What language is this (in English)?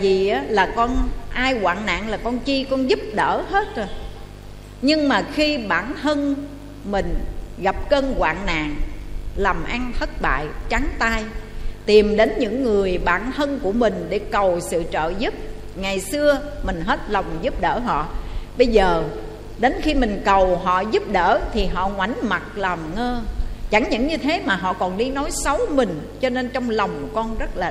Vietnamese